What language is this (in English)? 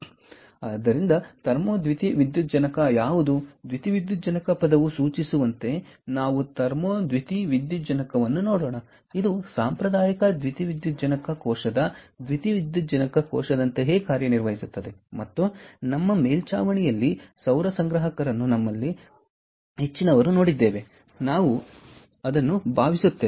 Kannada